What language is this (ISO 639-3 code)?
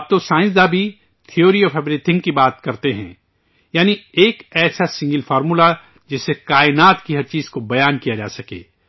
urd